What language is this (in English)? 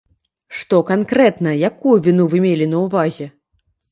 Belarusian